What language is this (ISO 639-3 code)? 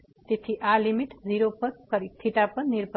guj